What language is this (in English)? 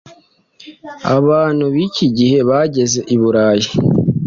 Kinyarwanda